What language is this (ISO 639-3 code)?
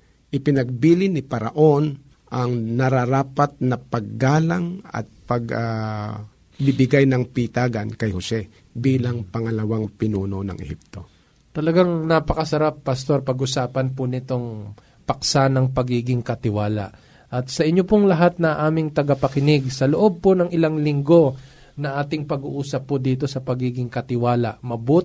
fil